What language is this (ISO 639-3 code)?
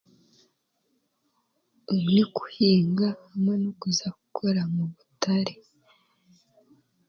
cgg